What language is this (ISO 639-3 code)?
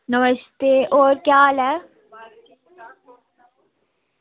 doi